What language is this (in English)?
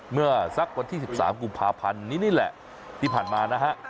Thai